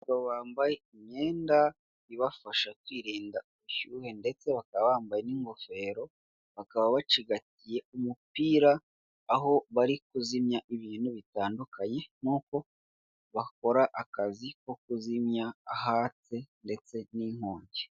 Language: Kinyarwanda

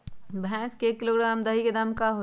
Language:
Magahi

